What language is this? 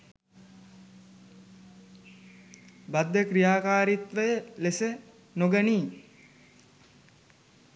Sinhala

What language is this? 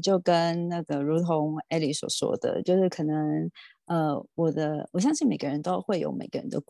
Chinese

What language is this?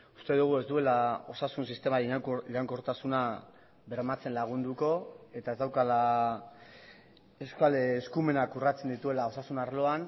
Basque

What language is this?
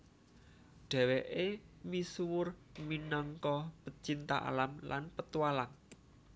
Javanese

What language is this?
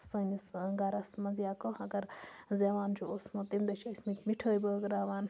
Kashmiri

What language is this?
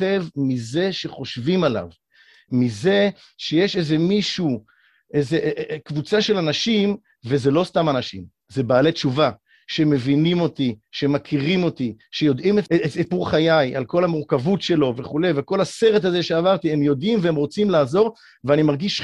Hebrew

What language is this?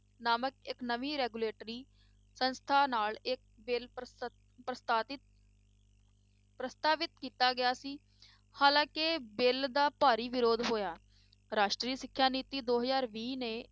Punjabi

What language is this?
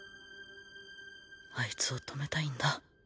Japanese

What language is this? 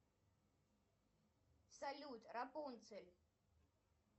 Russian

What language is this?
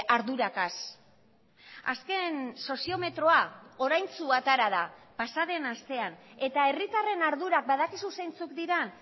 Basque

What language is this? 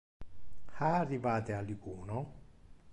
Interlingua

